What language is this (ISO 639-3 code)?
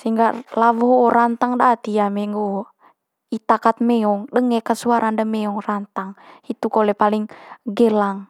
mqy